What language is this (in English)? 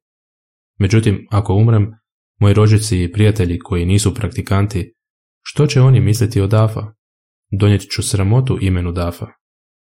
Croatian